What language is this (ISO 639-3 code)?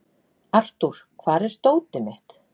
isl